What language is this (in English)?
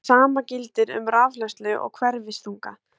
Icelandic